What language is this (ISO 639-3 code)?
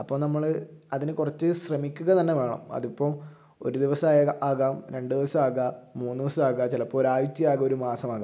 mal